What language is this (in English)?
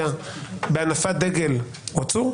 Hebrew